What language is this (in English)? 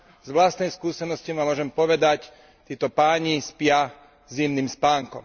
Slovak